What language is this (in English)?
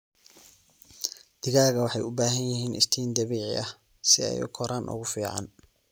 Somali